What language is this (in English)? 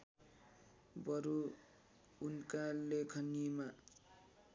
Nepali